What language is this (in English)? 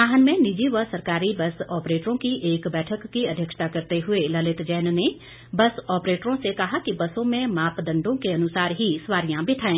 Hindi